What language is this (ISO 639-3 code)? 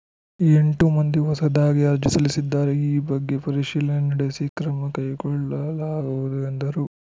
kan